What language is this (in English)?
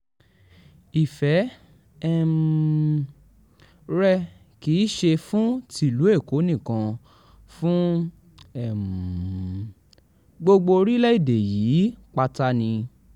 Yoruba